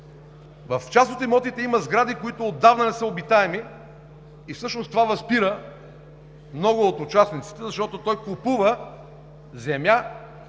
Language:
Bulgarian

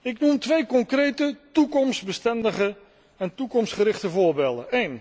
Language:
Dutch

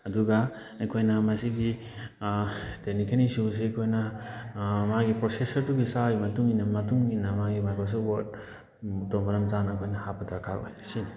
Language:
Manipuri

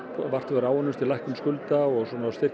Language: Icelandic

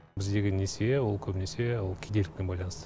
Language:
Kazakh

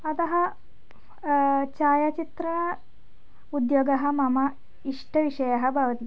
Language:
Sanskrit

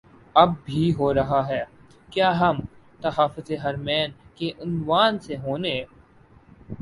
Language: Urdu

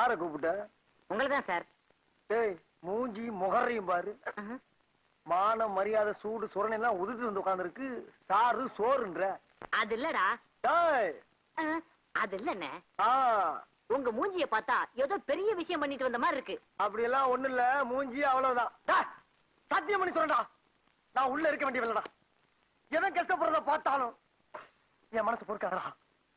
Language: Tamil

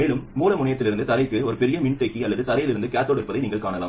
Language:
Tamil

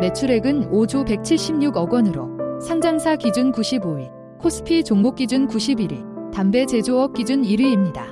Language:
Korean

